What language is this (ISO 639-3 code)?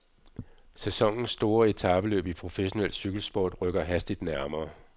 dan